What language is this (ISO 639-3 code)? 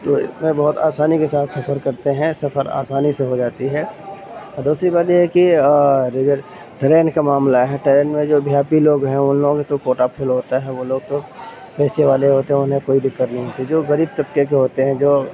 urd